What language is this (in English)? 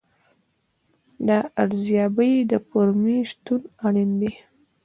Pashto